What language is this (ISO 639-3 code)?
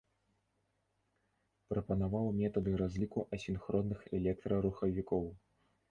bel